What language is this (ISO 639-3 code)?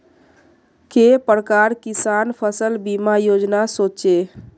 mag